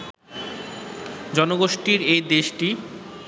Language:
Bangla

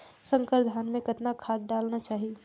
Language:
Chhattisgarhi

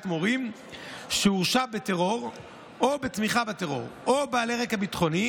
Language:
Hebrew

